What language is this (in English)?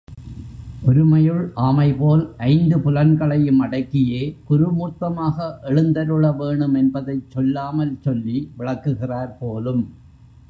Tamil